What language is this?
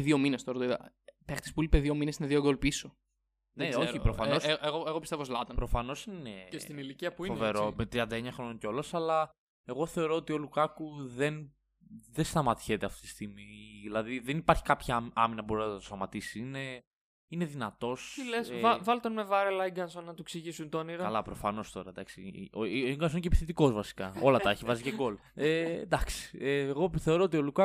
Greek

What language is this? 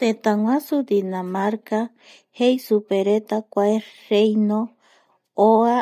Eastern Bolivian Guaraní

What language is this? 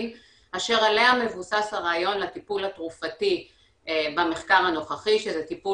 Hebrew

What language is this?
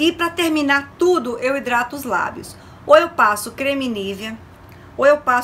Portuguese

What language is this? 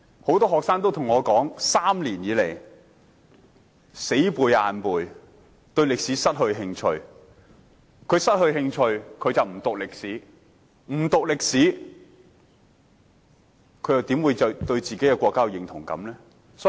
Cantonese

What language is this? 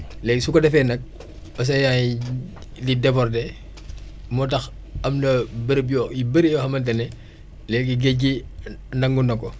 Wolof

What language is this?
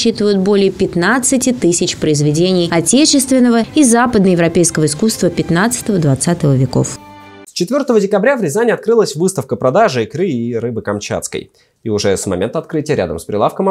Russian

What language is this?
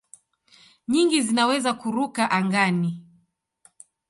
Swahili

